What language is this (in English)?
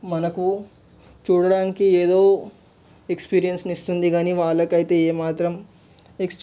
Telugu